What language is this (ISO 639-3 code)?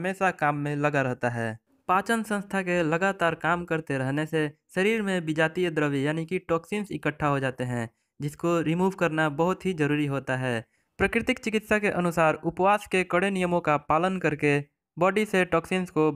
hin